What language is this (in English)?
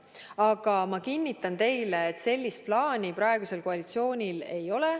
Estonian